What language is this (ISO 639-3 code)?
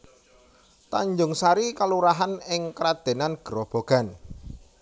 jav